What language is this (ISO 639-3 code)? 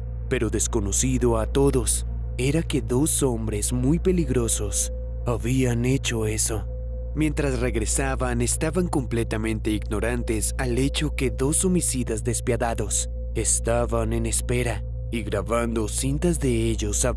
spa